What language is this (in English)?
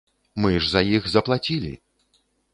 Belarusian